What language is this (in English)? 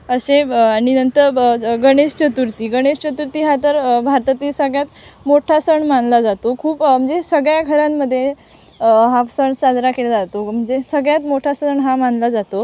Marathi